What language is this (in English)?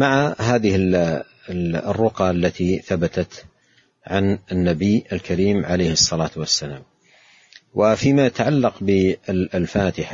Arabic